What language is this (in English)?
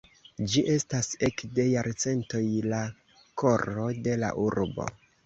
Esperanto